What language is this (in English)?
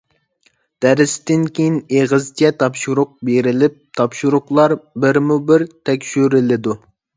Uyghur